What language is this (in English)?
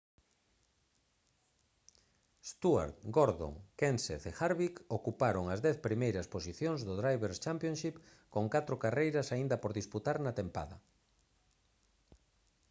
Galician